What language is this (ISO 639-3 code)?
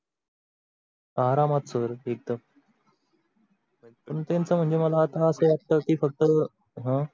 mar